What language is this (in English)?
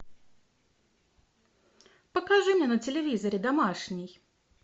Russian